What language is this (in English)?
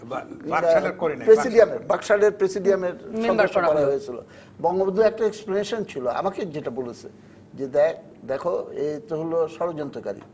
Bangla